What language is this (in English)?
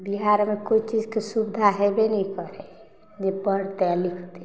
Maithili